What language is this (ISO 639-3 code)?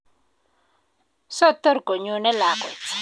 kln